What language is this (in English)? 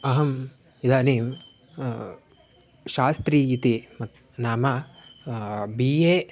Sanskrit